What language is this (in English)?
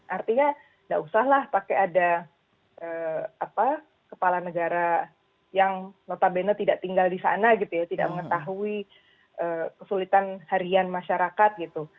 Indonesian